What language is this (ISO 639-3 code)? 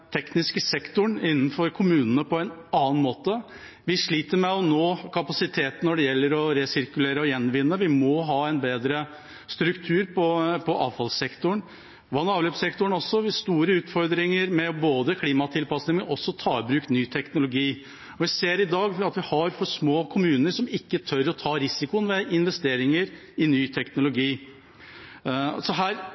nob